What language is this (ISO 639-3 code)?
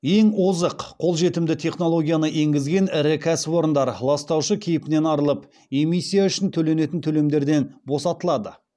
kaz